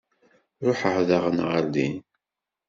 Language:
Kabyle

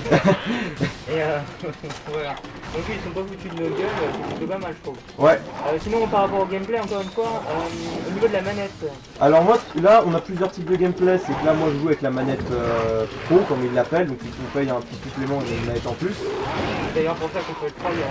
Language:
French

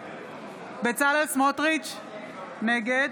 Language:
Hebrew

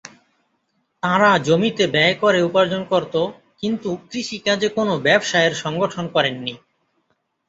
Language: Bangla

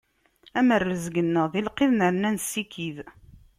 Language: Kabyle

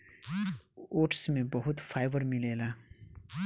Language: Bhojpuri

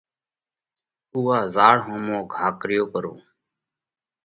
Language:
Parkari Koli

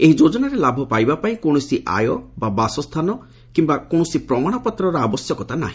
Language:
Odia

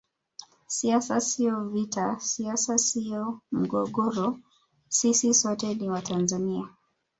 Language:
Swahili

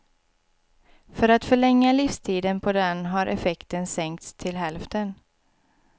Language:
Swedish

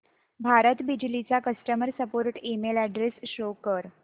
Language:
Marathi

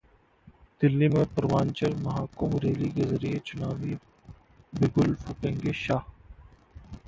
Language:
Hindi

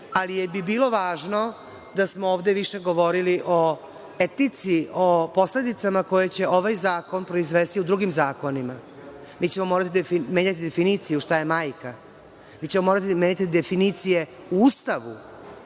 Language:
Serbian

